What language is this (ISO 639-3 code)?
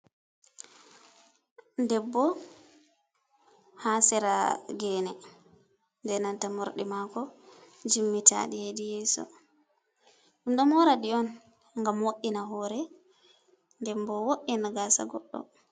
ful